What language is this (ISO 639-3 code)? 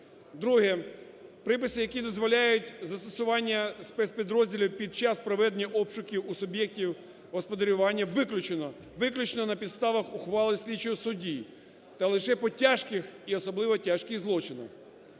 ukr